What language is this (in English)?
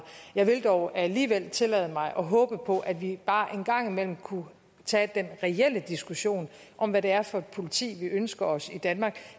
Danish